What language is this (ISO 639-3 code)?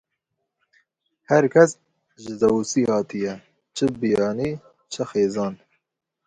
kur